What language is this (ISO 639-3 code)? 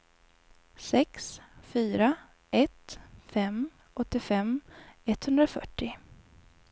swe